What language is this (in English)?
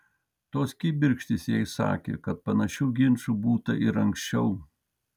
Lithuanian